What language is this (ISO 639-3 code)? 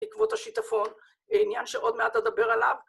heb